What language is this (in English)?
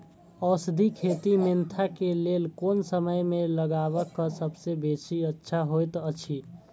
Maithili